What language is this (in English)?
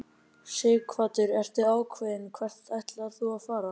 Icelandic